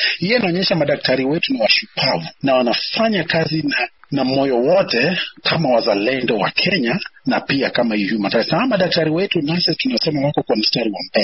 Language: Swahili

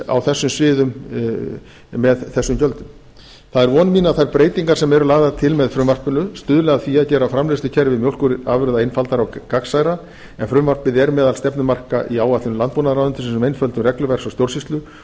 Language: Icelandic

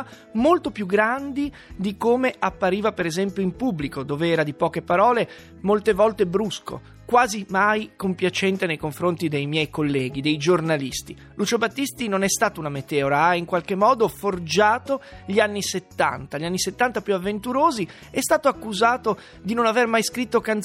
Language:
Italian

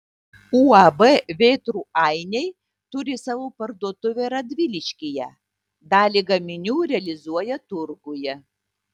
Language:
Lithuanian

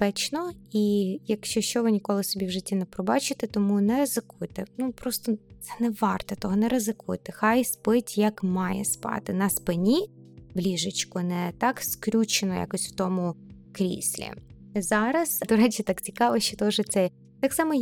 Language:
Ukrainian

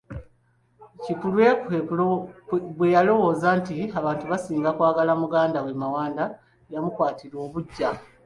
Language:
Ganda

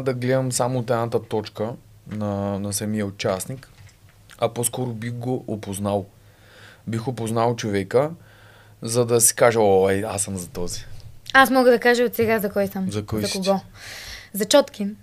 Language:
Bulgarian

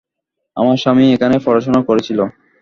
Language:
Bangla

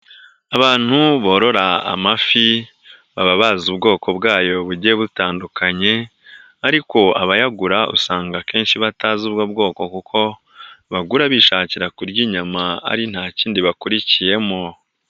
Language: Kinyarwanda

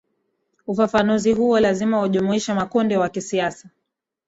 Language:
Swahili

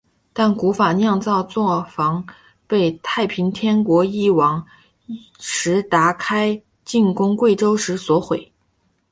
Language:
Chinese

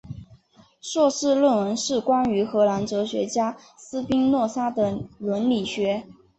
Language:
Chinese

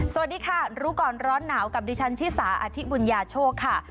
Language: Thai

